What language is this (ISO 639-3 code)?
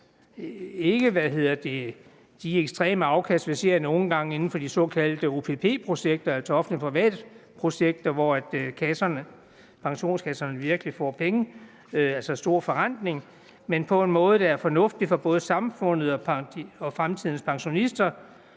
dan